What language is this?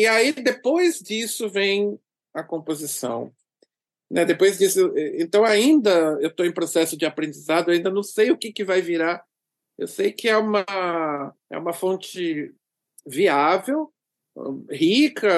Portuguese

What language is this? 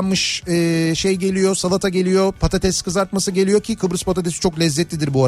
Turkish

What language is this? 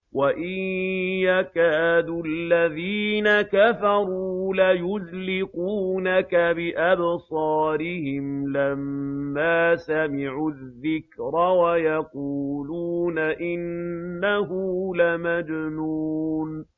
Arabic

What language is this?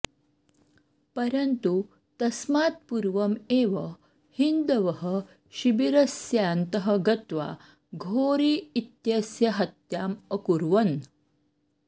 Sanskrit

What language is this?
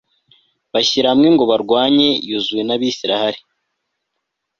Kinyarwanda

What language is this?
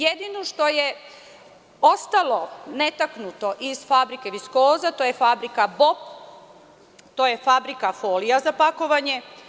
Serbian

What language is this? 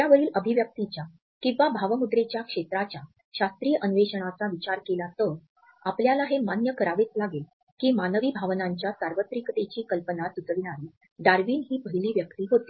Marathi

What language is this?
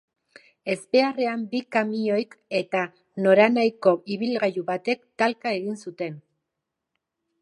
Basque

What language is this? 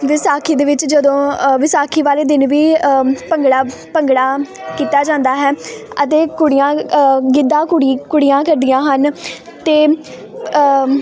Punjabi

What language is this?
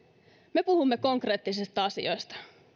Finnish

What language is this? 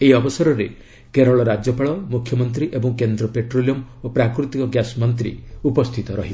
Odia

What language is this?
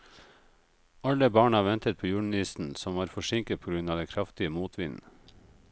Norwegian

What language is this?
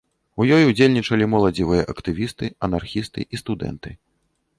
Belarusian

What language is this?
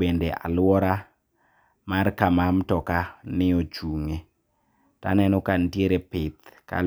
Luo (Kenya and Tanzania)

